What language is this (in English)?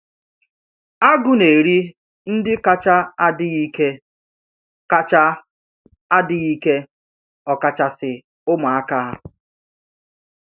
Igbo